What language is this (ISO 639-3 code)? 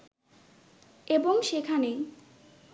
ben